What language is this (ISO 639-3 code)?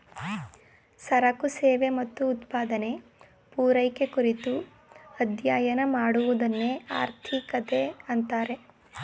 kan